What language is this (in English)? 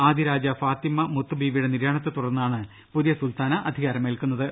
Malayalam